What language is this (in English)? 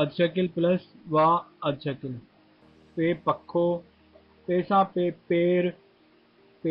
Hindi